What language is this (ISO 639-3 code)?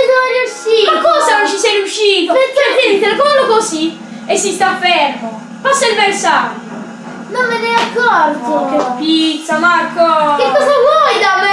ita